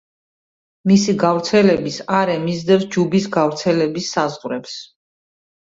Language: Georgian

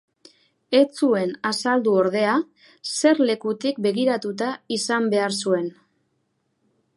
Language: Basque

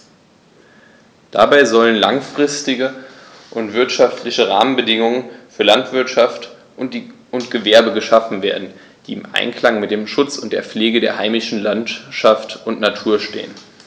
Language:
German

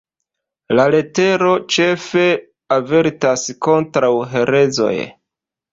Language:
Esperanto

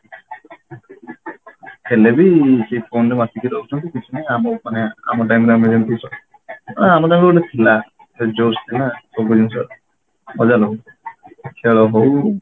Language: Odia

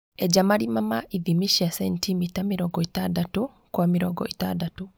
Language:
Kikuyu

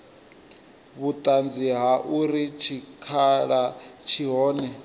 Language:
Venda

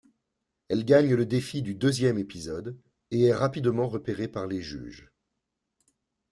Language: French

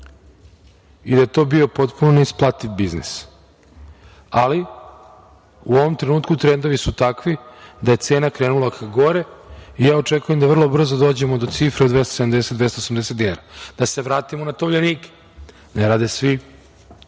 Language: Serbian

